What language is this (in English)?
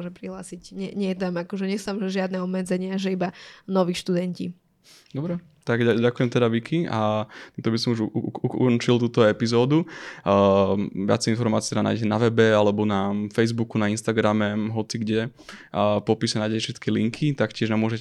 Slovak